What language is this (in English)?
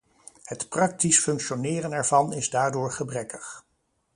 Dutch